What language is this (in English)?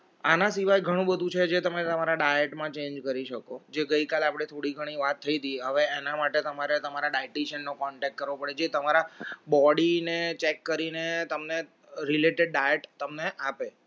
Gujarati